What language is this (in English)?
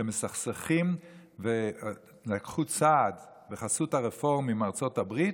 Hebrew